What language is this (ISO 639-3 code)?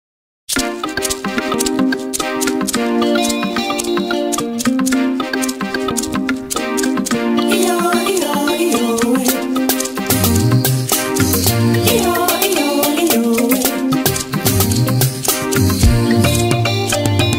kor